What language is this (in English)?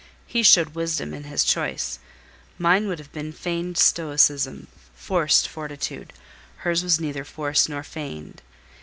English